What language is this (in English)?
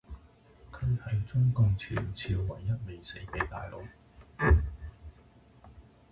Cantonese